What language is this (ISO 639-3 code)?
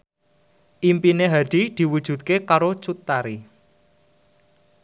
jav